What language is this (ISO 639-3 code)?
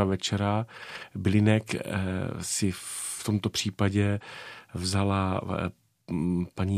ces